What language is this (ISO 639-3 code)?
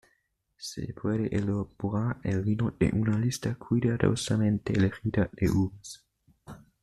spa